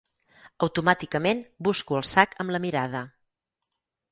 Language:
Catalan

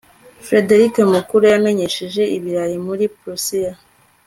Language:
Kinyarwanda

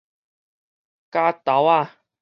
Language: Min Nan Chinese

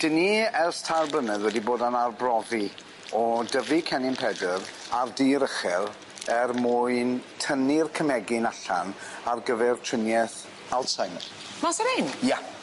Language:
Welsh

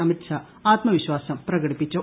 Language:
Malayalam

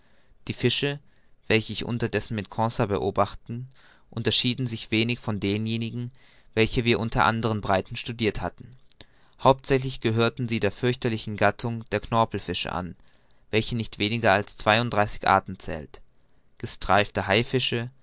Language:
German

